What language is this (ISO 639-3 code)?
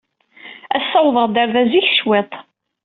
kab